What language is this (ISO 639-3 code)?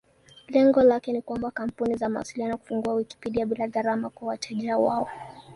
swa